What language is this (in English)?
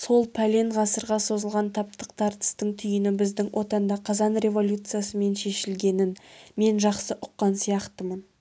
Kazakh